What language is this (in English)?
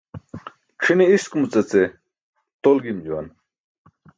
Burushaski